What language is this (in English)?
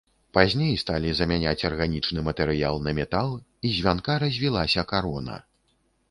Belarusian